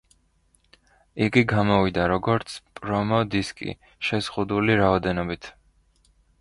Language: Georgian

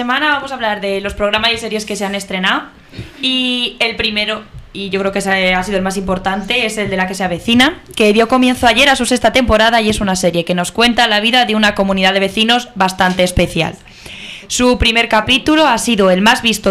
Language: Spanish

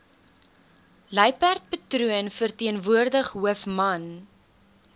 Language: Afrikaans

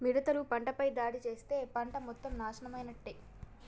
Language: Telugu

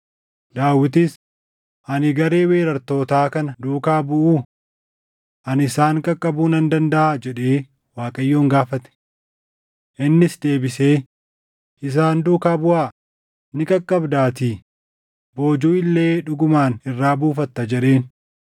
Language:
Oromo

